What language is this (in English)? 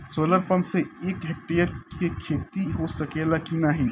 Bhojpuri